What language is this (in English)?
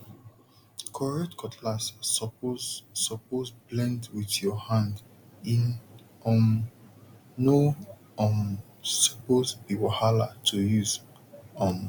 Nigerian Pidgin